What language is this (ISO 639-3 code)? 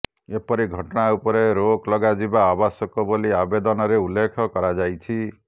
ori